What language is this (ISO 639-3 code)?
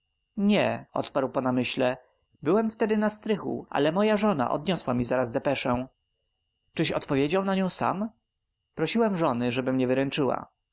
pol